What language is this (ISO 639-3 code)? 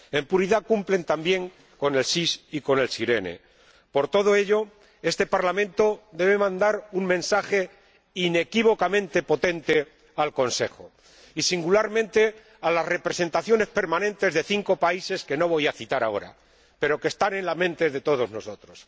spa